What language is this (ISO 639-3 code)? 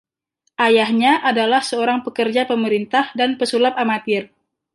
ind